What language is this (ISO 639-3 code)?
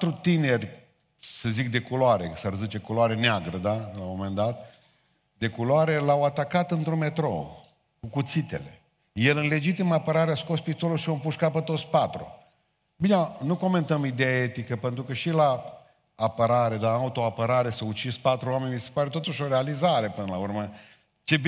ron